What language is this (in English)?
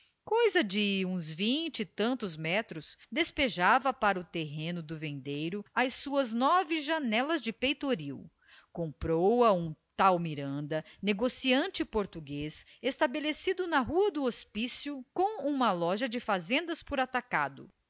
Portuguese